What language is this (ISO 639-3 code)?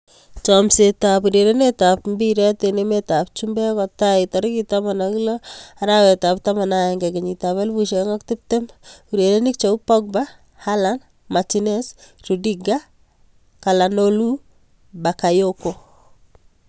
kln